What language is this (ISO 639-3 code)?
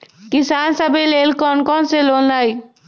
mag